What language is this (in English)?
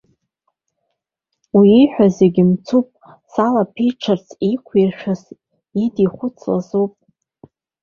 Abkhazian